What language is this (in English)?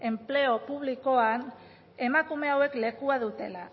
Basque